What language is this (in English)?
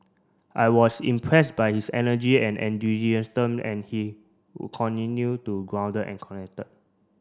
English